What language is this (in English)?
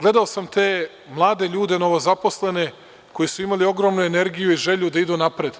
Serbian